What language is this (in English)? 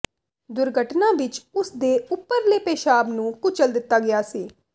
Punjabi